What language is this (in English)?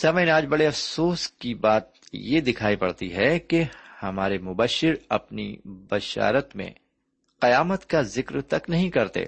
Urdu